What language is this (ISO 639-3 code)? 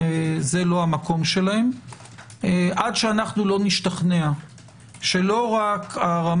heb